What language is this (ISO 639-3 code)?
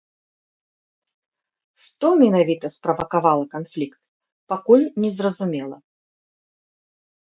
bel